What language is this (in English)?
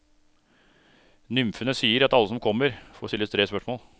Norwegian